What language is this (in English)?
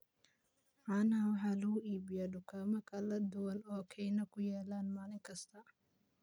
Somali